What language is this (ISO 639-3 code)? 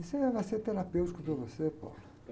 por